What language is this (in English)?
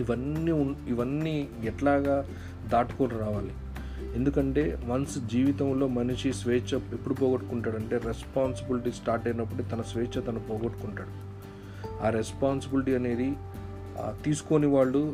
Telugu